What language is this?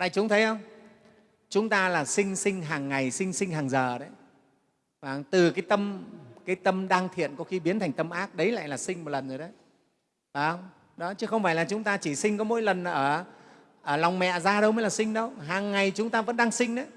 Vietnamese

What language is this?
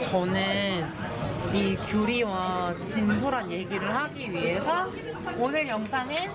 Korean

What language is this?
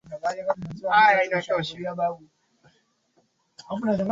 Swahili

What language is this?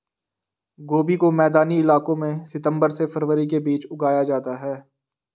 Hindi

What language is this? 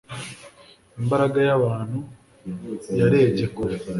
Kinyarwanda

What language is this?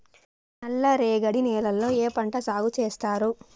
Telugu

